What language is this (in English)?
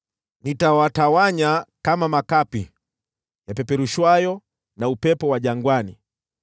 Swahili